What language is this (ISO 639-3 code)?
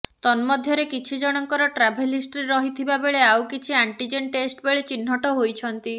ori